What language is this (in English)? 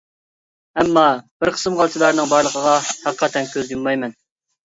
Uyghur